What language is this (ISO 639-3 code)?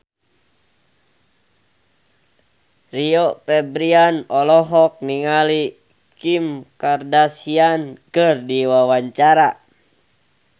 sun